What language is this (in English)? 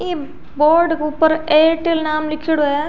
Rajasthani